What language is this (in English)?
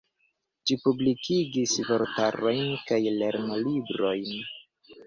Esperanto